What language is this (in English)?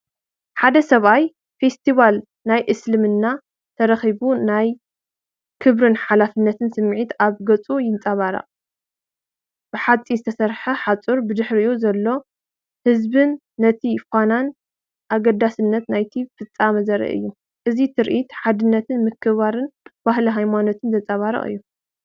Tigrinya